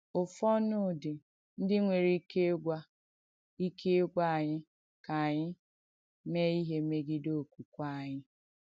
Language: Igbo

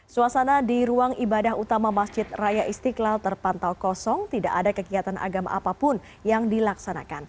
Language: Indonesian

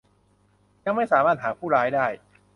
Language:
Thai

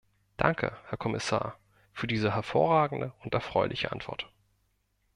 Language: German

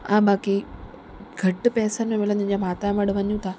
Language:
Sindhi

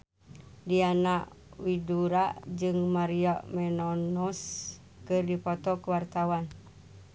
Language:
Sundanese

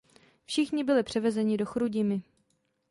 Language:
Czech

